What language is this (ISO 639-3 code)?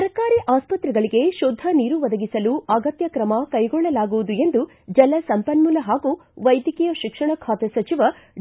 kan